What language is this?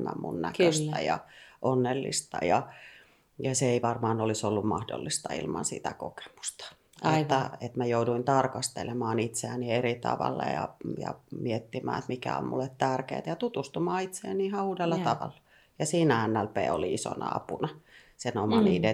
Finnish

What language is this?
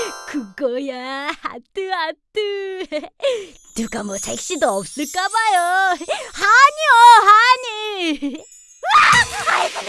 Korean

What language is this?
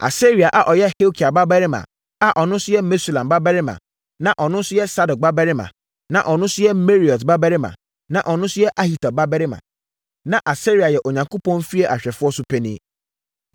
Akan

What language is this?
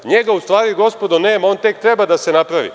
Serbian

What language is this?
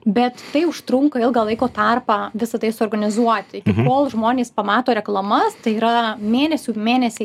Lithuanian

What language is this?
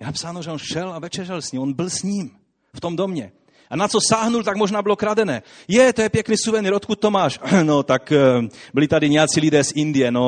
Czech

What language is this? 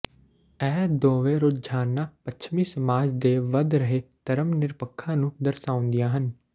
Punjabi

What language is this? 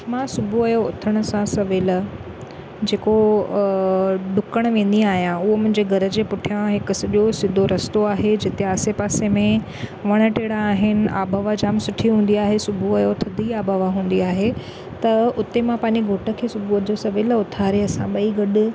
Sindhi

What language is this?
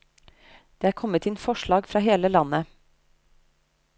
Norwegian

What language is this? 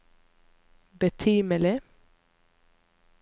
Norwegian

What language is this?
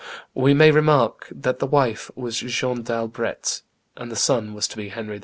English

